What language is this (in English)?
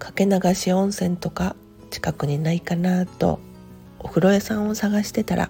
Japanese